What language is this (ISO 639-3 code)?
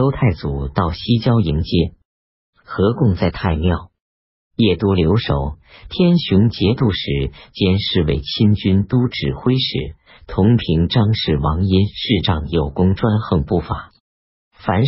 zho